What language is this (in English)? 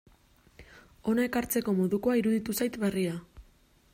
Basque